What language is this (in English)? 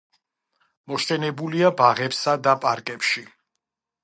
Georgian